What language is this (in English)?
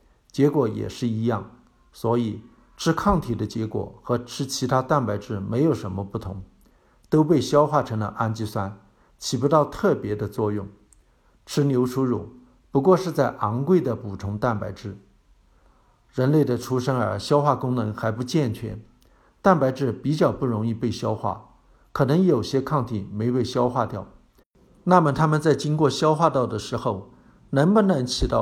Chinese